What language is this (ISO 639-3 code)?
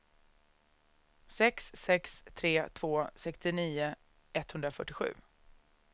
swe